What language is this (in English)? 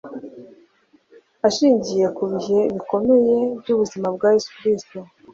Kinyarwanda